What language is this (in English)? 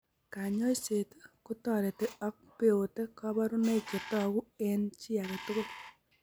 Kalenjin